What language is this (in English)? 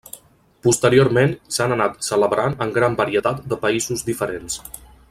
Catalan